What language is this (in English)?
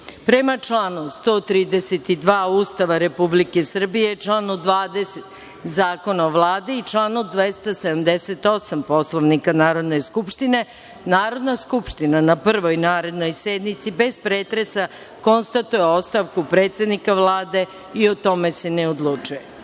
Serbian